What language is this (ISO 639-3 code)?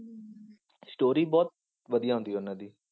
pan